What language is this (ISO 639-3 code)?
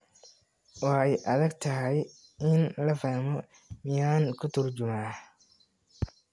som